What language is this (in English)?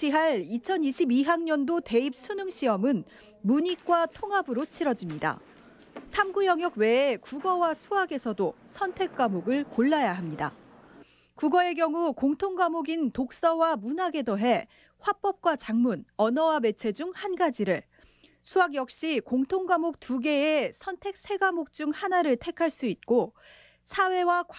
Korean